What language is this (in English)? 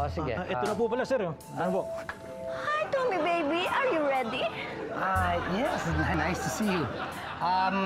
Filipino